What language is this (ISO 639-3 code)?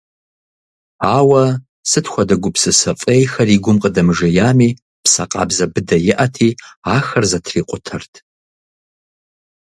kbd